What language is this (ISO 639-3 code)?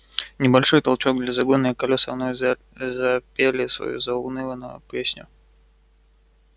rus